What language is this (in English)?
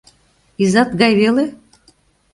Mari